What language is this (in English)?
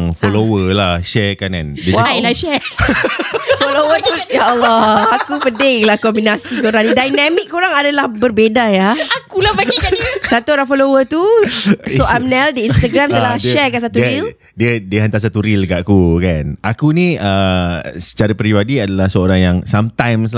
Malay